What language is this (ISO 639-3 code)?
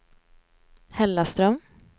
swe